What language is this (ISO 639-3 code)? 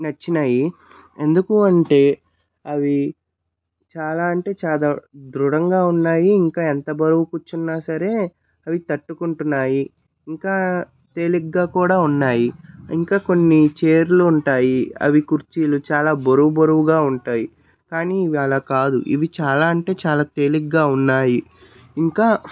tel